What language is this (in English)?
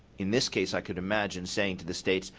English